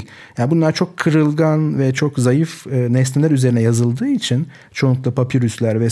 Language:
Turkish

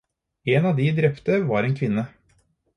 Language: Norwegian Bokmål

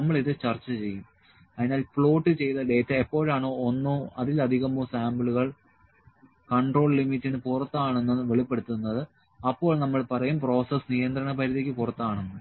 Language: Malayalam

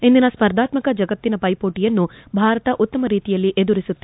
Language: Kannada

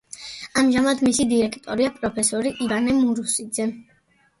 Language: Georgian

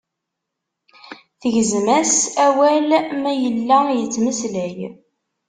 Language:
Kabyle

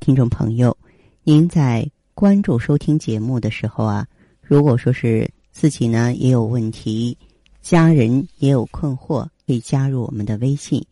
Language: Chinese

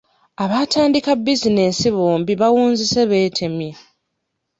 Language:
Ganda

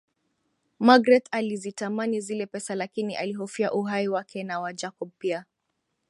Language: Swahili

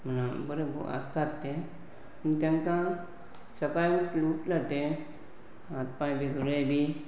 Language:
Konkani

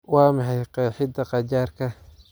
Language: Somali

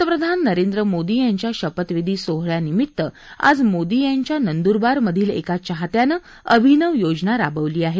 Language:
Marathi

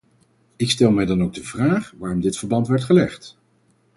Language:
Dutch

